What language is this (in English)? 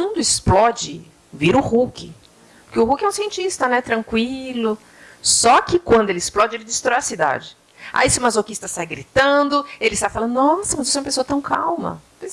Portuguese